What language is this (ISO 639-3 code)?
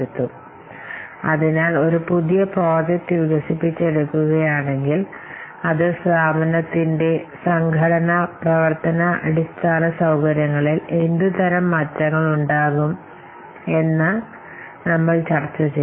mal